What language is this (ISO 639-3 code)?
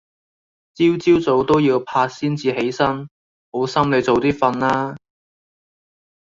yue